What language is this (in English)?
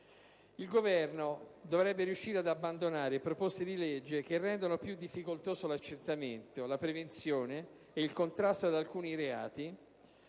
Italian